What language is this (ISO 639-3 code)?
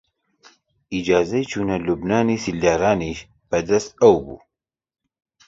ckb